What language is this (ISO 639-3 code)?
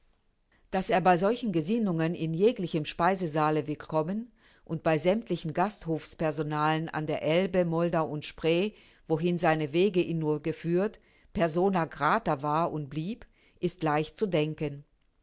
deu